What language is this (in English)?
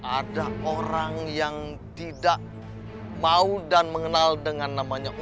Indonesian